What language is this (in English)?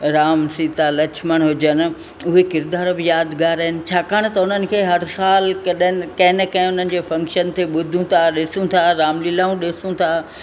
Sindhi